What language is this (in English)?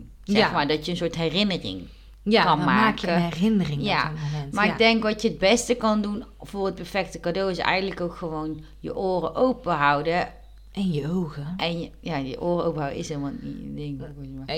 Dutch